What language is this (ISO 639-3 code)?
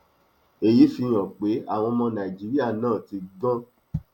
yor